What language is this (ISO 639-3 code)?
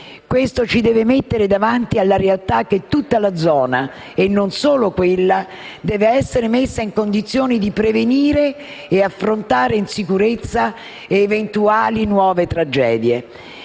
ita